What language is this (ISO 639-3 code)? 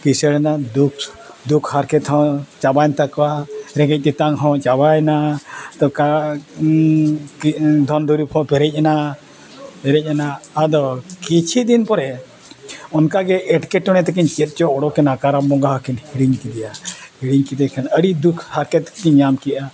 sat